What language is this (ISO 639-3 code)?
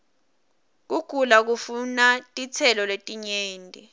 ssw